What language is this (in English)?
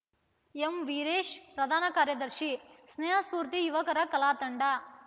Kannada